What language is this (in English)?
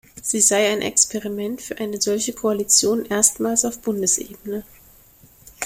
German